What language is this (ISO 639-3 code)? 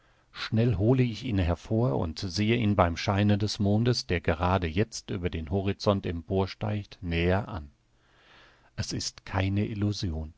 deu